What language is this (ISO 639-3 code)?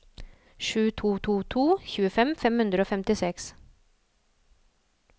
nor